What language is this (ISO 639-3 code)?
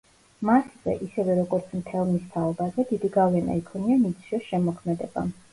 kat